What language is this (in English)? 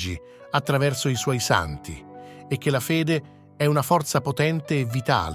Italian